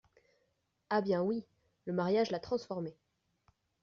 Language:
French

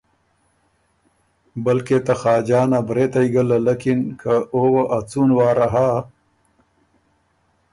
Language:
Ormuri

